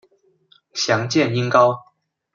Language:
Chinese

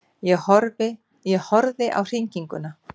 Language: Icelandic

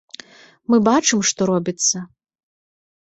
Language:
Belarusian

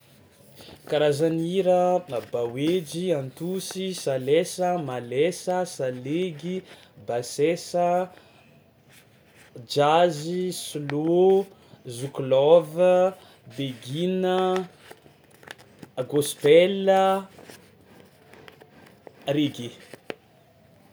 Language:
Tsimihety Malagasy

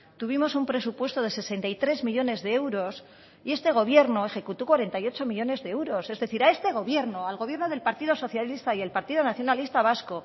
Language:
Spanish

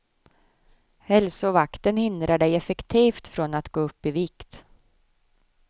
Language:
Swedish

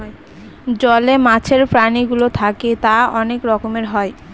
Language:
Bangla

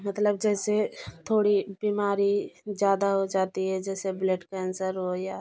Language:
Hindi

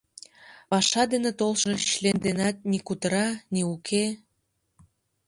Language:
Mari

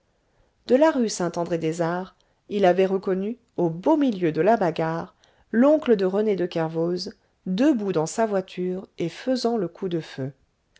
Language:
French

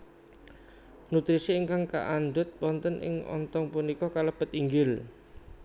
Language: Javanese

